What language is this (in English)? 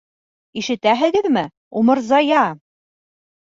Bashkir